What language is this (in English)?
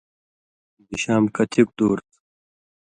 Indus Kohistani